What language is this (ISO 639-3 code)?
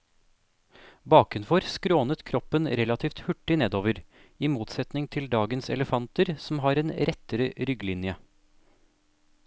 nor